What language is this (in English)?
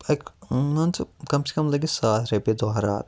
Kashmiri